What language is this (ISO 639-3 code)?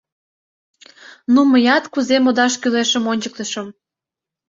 chm